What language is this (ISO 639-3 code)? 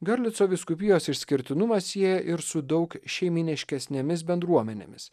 lit